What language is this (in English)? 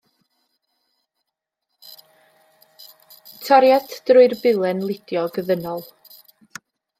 Welsh